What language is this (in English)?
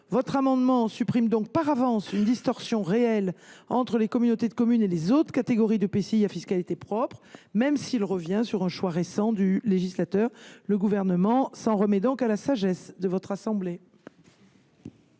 French